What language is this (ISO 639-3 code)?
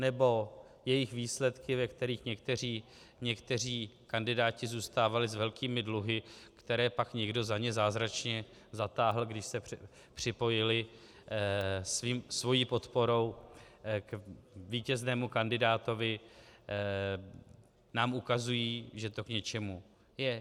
ces